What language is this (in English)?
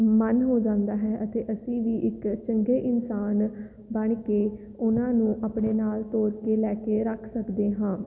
Punjabi